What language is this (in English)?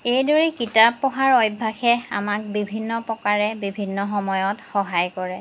Assamese